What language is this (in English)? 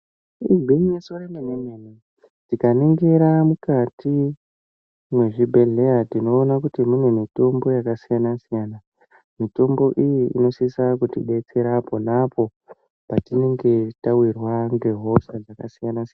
Ndau